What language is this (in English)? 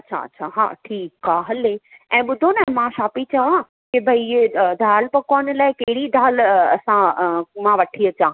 Sindhi